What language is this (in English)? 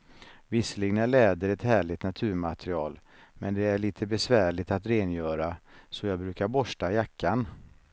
Swedish